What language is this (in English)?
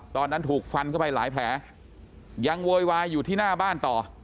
Thai